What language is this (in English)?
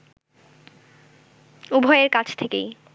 Bangla